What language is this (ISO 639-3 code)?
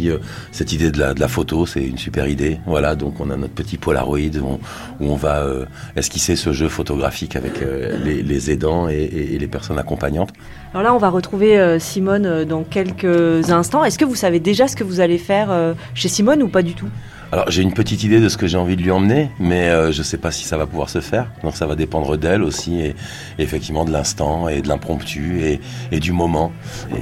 fra